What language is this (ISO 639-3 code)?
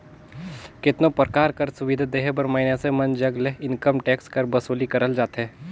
hne